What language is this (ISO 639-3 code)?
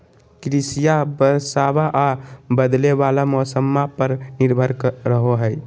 mag